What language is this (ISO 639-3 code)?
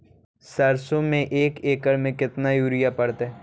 mag